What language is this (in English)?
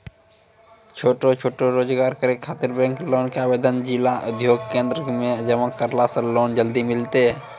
Maithili